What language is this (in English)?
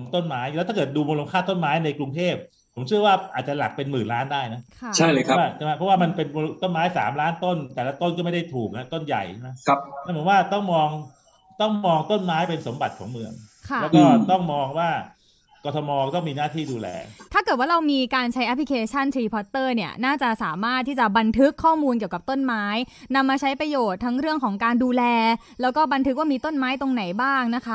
Thai